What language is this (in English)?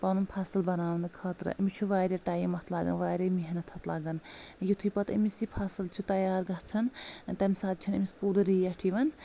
Kashmiri